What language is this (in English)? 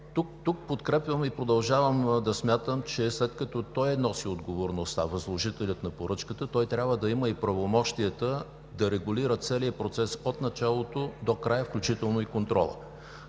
Bulgarian